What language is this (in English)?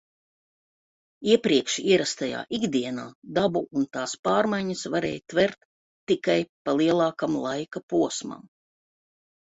Latvian